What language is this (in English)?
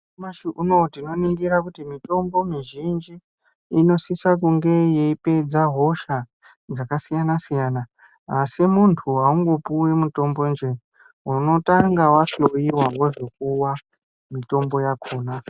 Ndau